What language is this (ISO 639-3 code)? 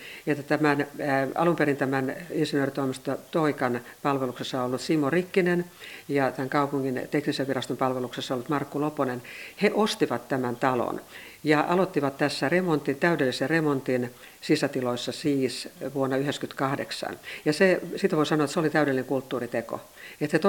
fin